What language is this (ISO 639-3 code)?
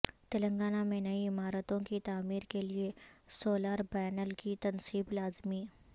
urd